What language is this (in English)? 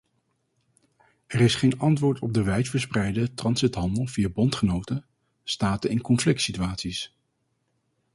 Dutch